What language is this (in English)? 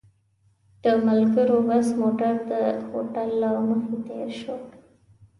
Pashto